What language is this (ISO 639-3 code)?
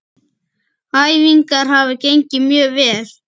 isl